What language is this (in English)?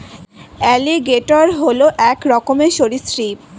Bangla